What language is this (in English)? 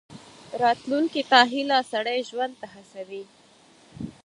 Pashto